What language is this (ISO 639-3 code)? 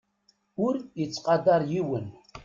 kab